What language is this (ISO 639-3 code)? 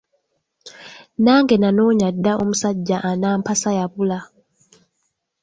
lug